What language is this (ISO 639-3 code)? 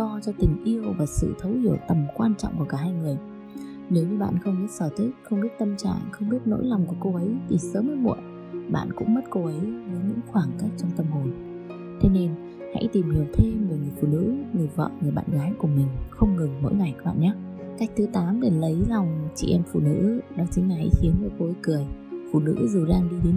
vie